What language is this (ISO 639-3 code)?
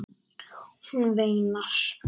isl